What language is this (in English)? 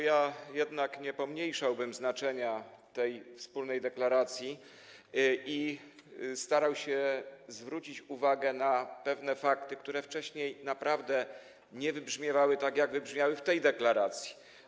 Polish